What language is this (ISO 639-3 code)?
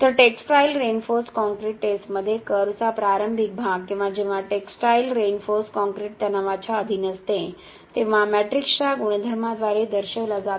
mar